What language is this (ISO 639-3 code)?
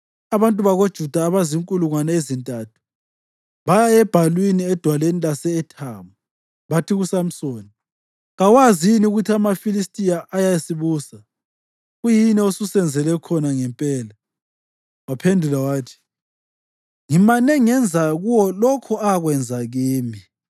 nde